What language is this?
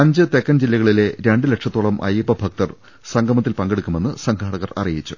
Malayalam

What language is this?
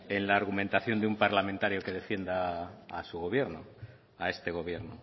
Spanish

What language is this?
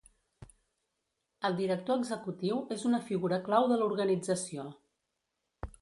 Catalan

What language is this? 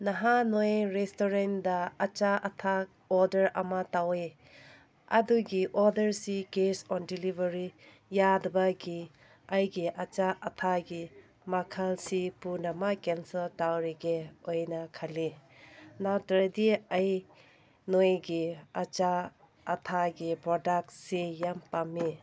Manipuri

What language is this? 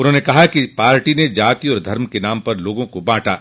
Hindi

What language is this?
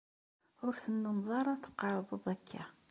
Kabyle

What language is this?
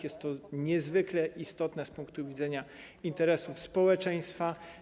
Polish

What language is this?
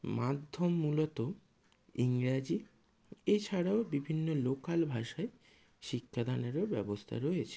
Bangla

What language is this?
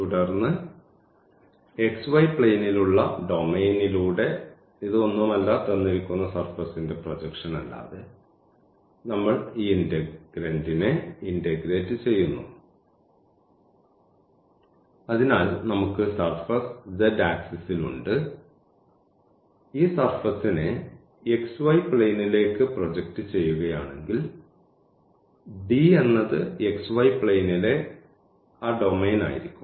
Malayalam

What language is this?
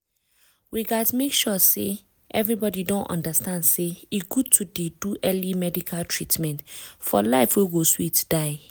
Nigerian Pidgin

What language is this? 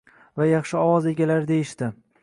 Uzbek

